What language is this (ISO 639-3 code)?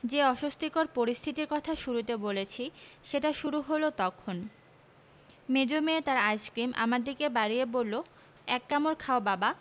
ben